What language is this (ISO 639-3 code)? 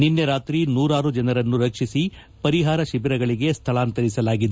kan